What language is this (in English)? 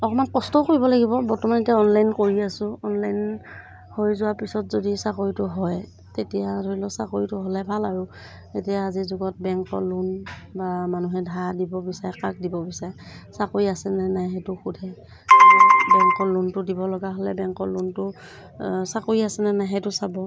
Assamese